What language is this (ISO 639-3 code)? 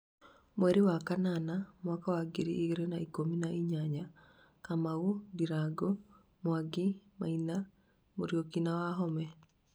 kik